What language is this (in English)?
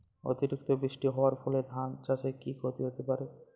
Bangla